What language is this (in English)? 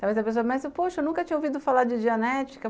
Portuguese